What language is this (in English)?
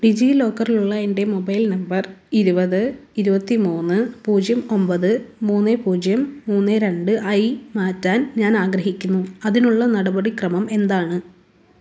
Malayalam